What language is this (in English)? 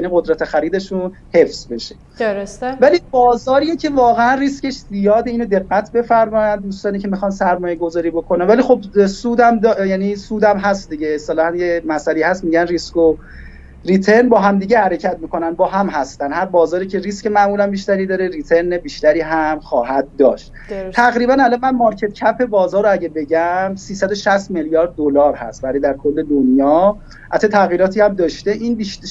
Persian